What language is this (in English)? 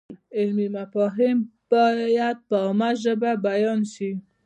Pashto